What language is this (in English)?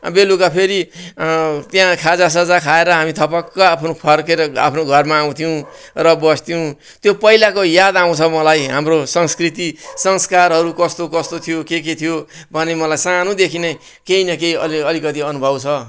Nepali